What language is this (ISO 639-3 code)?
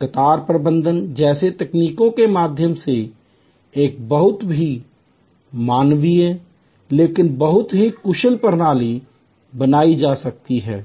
hin